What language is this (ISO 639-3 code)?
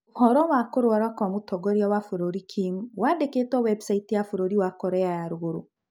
kik